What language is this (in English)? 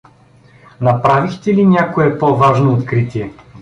Bulgarian